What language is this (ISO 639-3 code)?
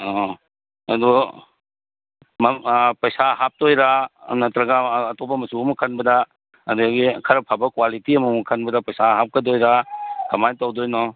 mni